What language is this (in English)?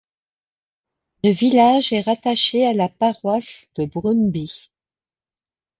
French